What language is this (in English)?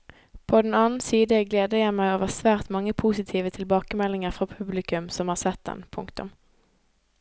Norwegian